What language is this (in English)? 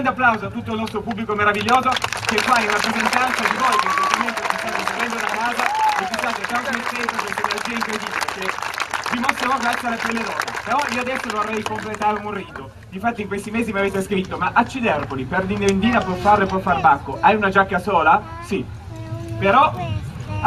Italian